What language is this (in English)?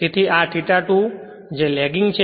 Gujarati